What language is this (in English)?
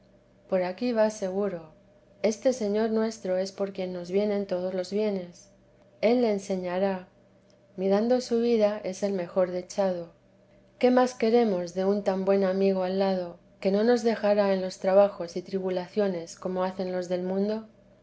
Spanish